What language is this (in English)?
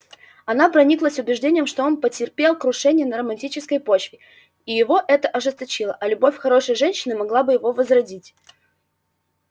Russian